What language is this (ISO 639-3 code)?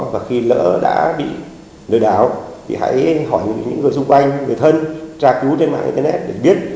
vie